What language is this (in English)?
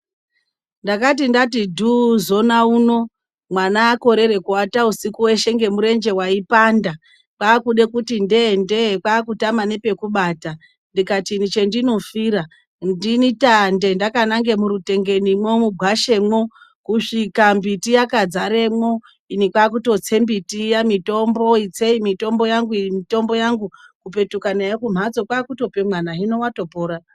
Ndau